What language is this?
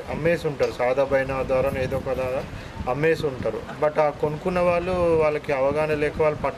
Telugu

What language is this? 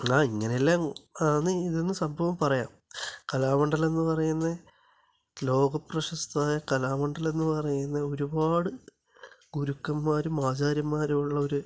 Malayalam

